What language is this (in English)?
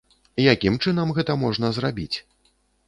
Belarusian